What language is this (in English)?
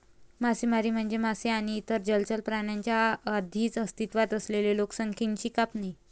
Marathi